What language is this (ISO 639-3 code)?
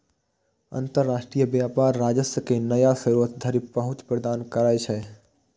mai